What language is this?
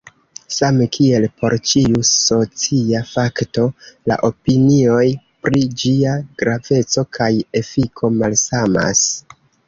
Esperanto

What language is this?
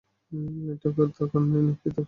Bangla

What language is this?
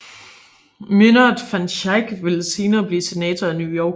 Danish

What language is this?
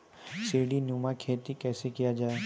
Maithili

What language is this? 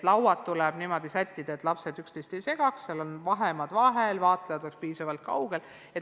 Estonian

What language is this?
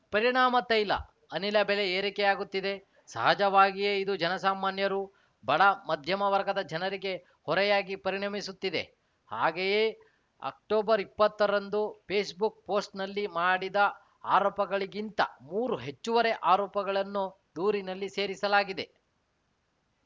Kannada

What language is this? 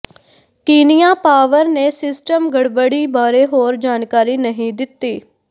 Punjabi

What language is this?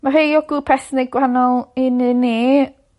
Welsh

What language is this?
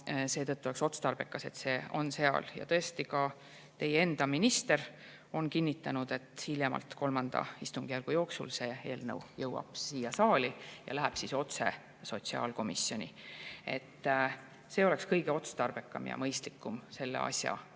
Estonian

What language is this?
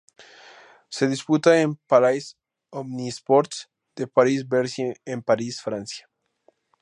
Spanish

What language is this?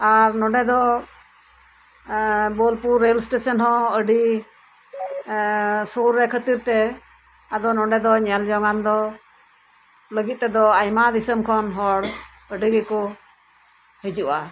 Santali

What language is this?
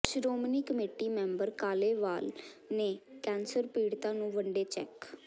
Punjabi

